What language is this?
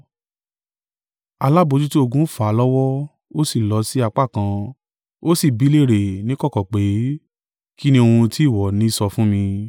Yoruba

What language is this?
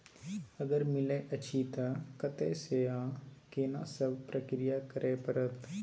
Maithili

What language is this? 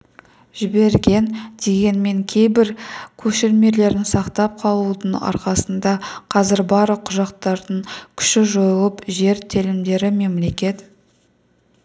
Kazakh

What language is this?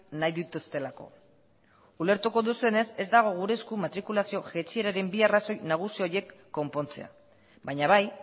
Basque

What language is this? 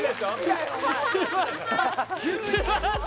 Japanese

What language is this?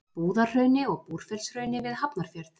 Icelandic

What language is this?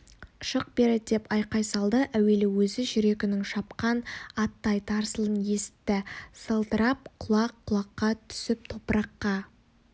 Kazakh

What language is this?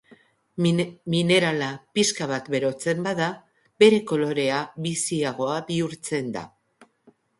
Basque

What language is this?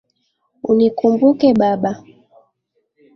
Swahili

